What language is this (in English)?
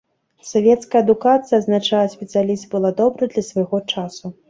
Belarusian